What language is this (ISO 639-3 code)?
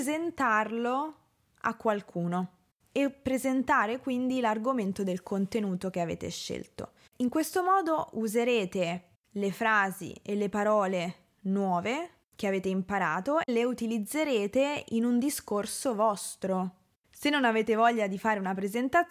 ita